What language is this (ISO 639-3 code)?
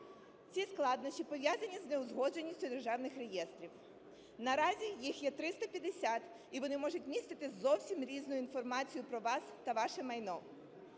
ukr